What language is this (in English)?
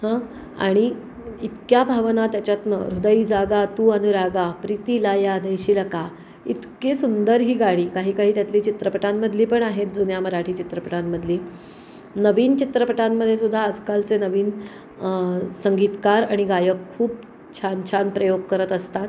Marathi